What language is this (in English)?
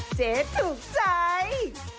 Thai